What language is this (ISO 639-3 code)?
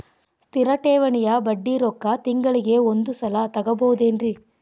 kan